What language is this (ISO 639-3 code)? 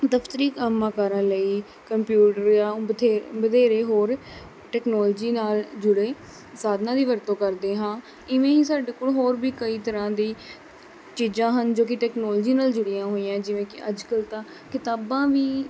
pan